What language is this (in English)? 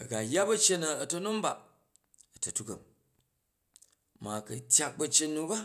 Jju